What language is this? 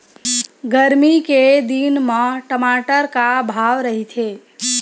Chhattisgarhi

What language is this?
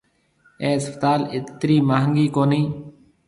Marwari (Pakistan)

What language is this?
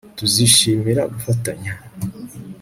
Kinyarwanda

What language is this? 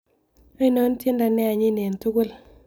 Kalenjin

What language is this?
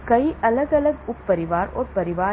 Hindi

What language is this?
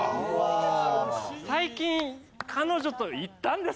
Japanese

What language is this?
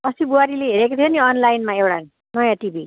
Nepali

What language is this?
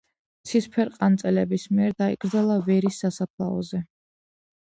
Georgian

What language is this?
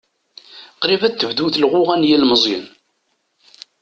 Kabyle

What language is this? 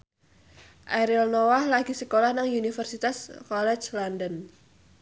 Javanese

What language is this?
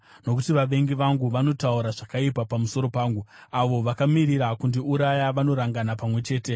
Shona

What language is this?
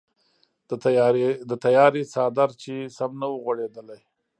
Pashto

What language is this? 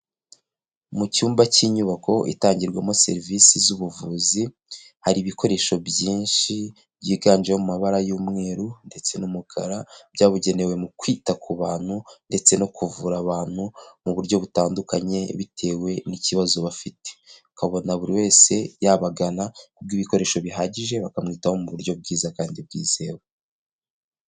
Kinyarwanda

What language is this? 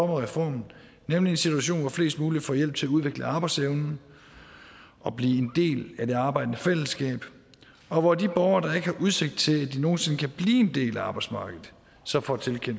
Danish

